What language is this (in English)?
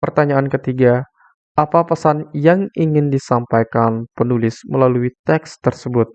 Indonesian